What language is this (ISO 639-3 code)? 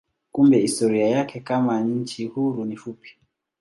swa